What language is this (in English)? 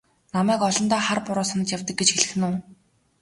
Mongolian